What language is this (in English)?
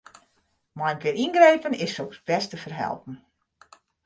Western Frisian